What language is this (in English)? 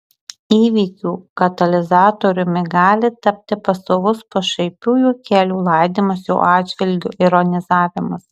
Lithuanian